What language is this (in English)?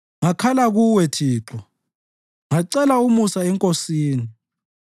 North Ndebele